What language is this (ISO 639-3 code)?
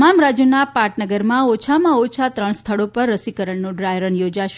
guj